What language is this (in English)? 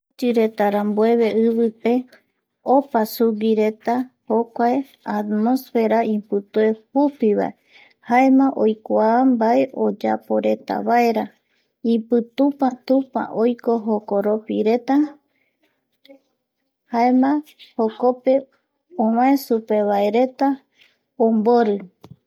Eastern Bolivian Guaraní